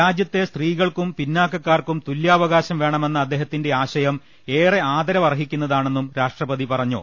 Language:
Malayalam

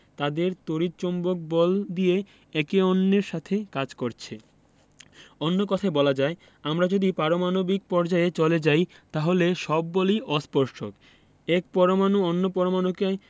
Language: Bangla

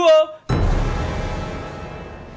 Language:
Indonesian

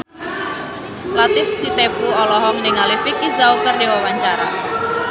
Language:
Sundanese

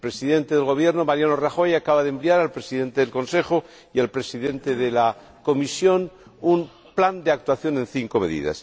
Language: Spanish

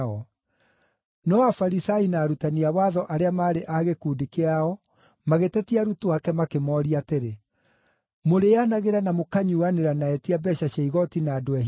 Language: Kikuyu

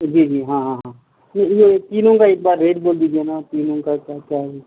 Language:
Urdu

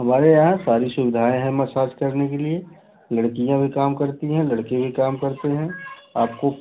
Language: Hindi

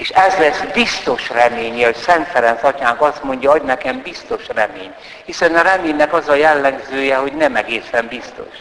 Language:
Hungarian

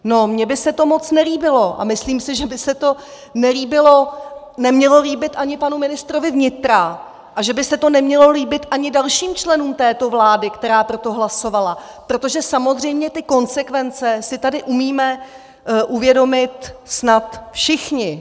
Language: Czech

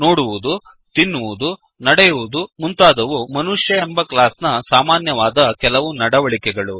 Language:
Kannada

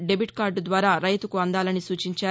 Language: Telugu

